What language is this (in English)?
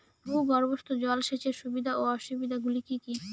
Bangla